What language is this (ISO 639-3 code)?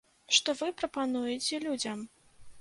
bel